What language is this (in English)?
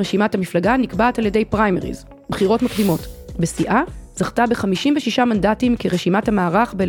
Hebrew